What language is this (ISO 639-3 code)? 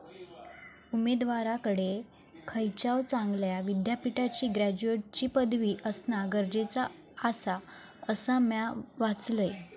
mar